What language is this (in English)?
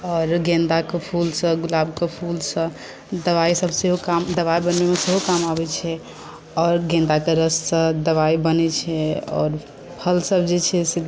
Maithili